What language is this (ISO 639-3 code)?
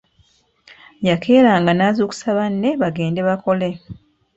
lug